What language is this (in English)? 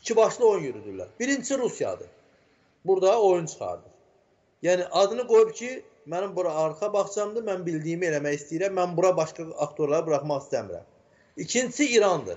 Turkish